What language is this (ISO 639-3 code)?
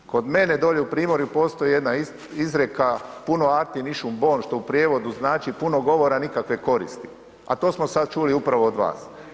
hrv